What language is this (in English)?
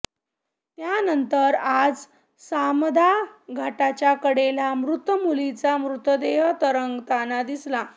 Marathi